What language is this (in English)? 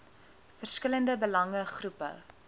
Afrikaans